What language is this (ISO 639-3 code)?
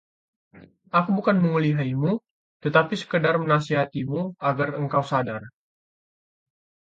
ind